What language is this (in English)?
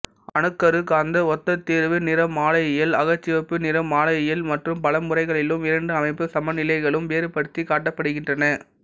Tamil